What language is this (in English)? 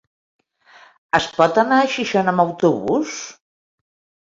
Catalan